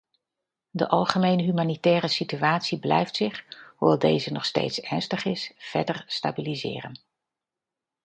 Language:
Dutch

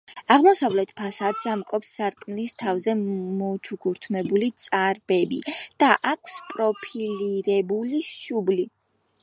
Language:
Georgian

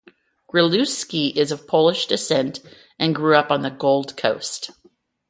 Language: English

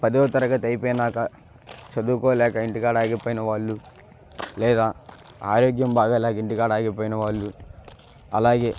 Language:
Telugu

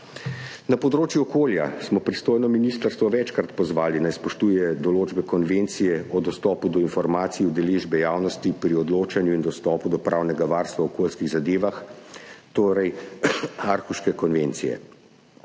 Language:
Slovenian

